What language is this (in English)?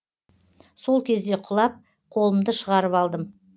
Kazakh